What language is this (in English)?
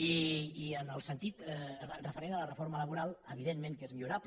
Catalan